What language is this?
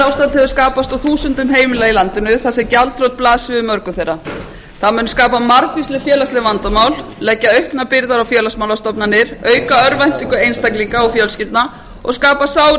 Icelandic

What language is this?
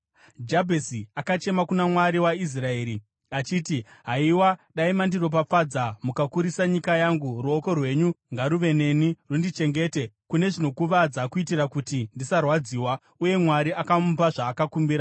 Shona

